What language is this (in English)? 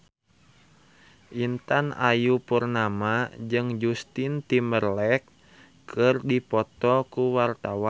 Sundanese